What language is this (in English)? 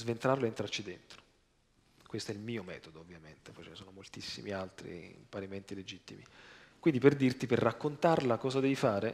Italian